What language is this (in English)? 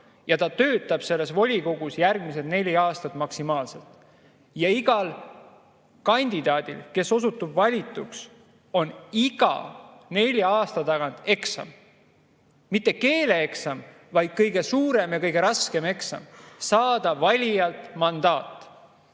Estonian